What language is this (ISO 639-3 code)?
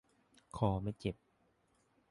tha